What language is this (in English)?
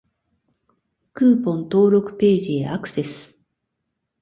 Japanese